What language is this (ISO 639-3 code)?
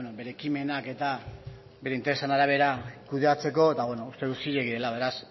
eus